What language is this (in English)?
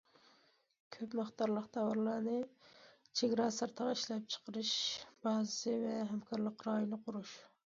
Uyghur